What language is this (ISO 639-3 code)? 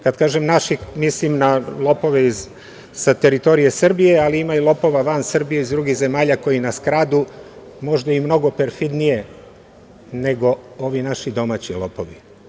srp